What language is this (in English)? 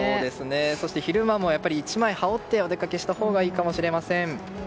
Japanese